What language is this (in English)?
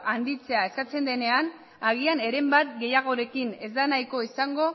Basque